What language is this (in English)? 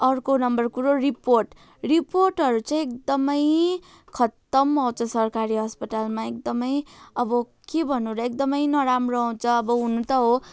Nepali